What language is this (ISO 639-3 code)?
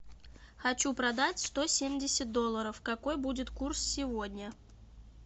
rus